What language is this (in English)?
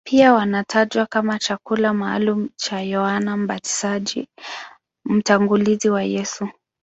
Swahili